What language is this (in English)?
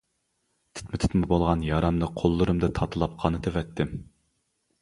Uyghur